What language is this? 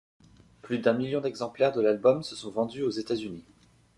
French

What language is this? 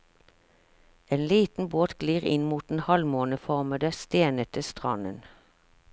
Norwegian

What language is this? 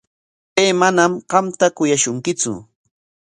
Corongo Ancash Quechua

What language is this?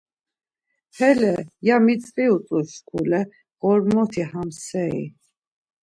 Laz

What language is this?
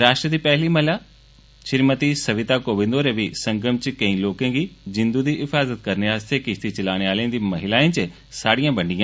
Dogri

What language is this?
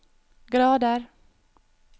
Norwegian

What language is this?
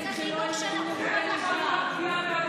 Hebrew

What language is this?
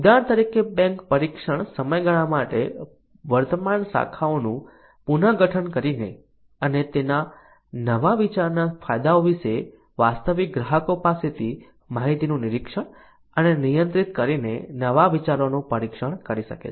Gujarati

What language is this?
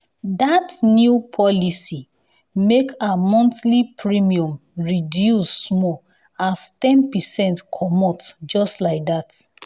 Nigerian Pidgin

